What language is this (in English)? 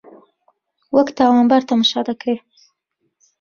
Central Kurdish